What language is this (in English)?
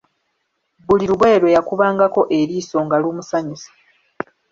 Ganda